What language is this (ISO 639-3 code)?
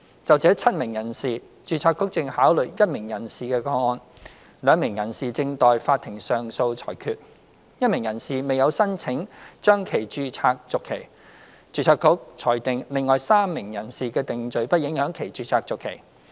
yue